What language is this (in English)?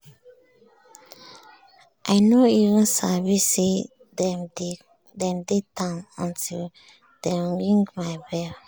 Nigerian Pidgin